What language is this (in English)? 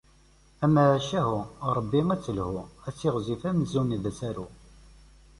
Kabyle